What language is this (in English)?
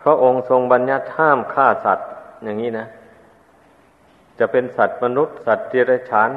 Thai